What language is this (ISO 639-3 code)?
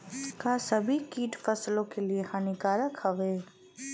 bho